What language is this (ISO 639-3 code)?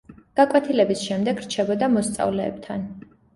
kat